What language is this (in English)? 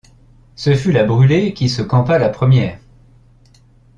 French